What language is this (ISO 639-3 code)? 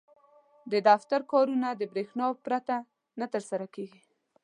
pus